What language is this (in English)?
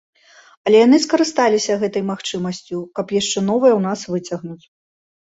Belarusian